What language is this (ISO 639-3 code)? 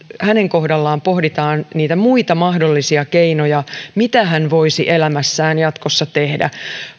fin